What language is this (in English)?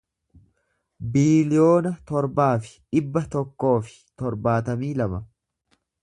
Oromo